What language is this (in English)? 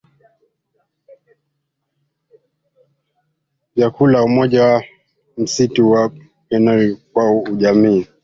Swahili